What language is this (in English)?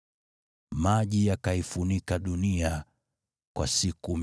Swahili